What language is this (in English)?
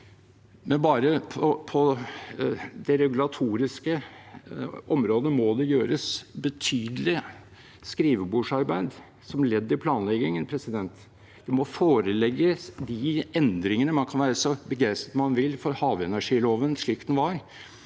Norwegian